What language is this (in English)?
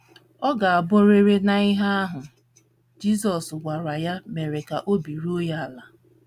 Igbo